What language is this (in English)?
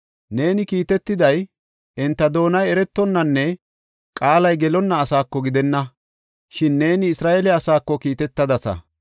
Gofa